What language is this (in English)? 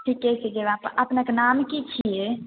Maithili